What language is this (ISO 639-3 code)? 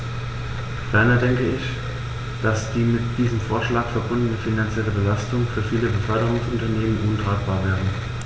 deu